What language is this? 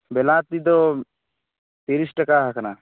Santali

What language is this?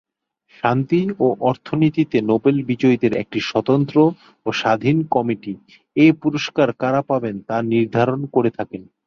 Bangla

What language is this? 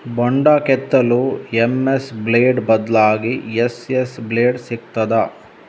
Kannada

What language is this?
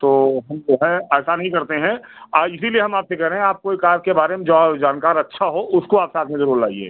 Hindi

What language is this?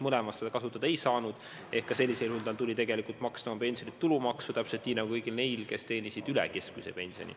Estonian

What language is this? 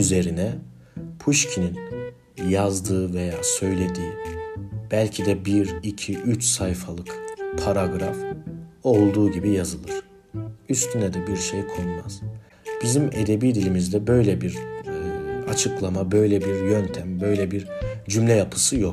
Turkish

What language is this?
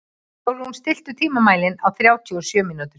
Icelandic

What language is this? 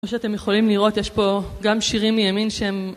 Hebrew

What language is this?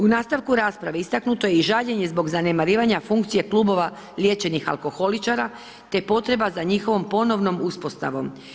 Croatian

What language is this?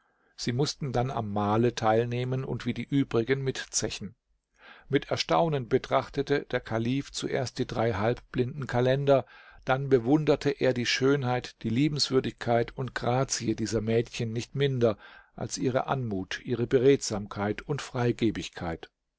German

